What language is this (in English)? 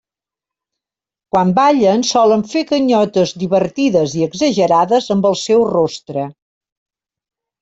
Catalan